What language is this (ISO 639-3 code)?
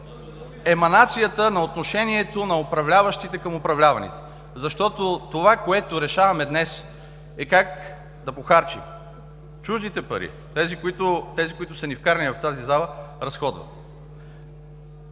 bul